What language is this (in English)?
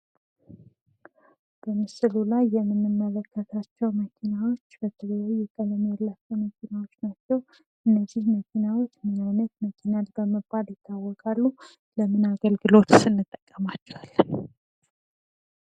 Amharic